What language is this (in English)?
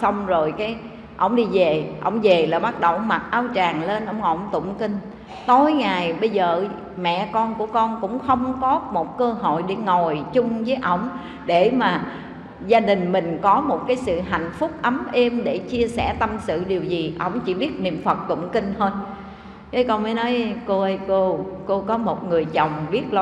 Vietnamese